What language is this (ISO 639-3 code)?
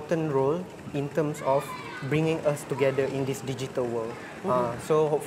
msa